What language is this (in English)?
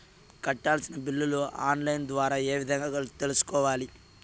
Telugu